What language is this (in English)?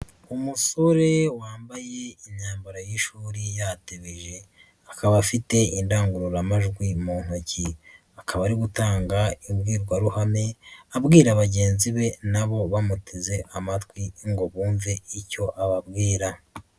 Kinyarwanda